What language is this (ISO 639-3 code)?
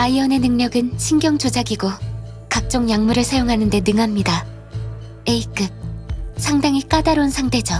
kor